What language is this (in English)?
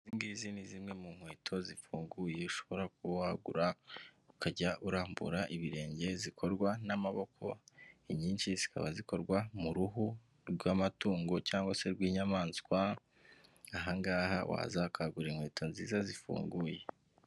Kinyarwanda